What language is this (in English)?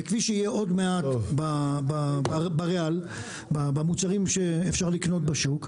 Hebrew